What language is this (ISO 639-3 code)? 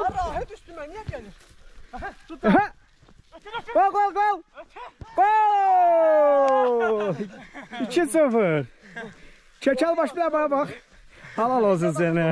tur